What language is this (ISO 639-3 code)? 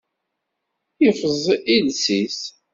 kab